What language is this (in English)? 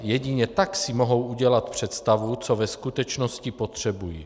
Czech